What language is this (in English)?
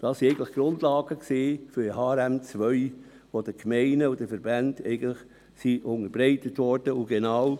Swiss German